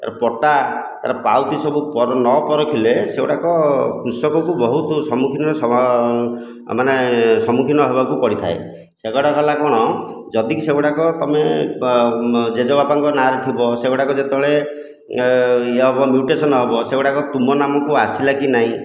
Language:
Odia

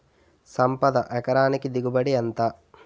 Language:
Telugu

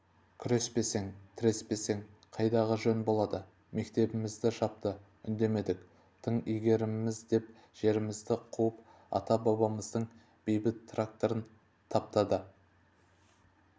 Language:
Kazakh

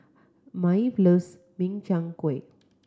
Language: English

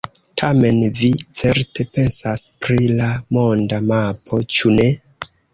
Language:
Esperanto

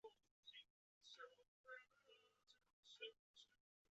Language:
Chinese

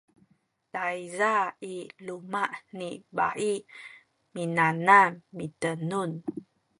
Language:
Sakizaya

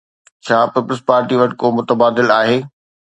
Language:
Sindhi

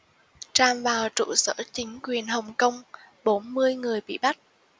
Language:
Vietnamese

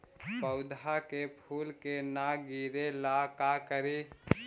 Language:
Magahi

